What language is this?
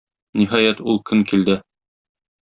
Tatar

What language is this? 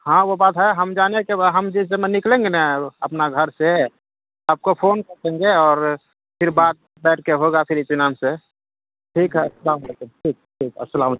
Urdu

